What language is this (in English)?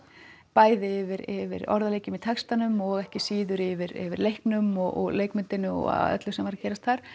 Icelandic